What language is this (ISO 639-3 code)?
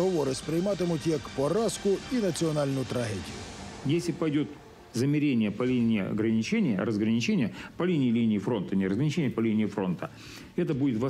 rus